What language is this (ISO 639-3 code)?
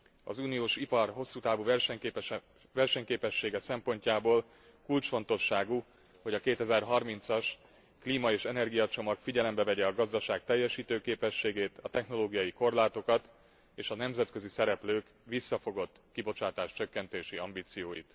hun